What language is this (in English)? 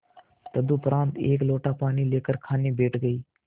Hindi